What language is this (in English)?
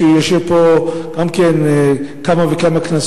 Hebrew